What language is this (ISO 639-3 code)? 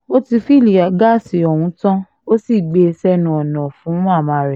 yor